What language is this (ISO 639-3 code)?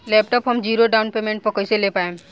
bho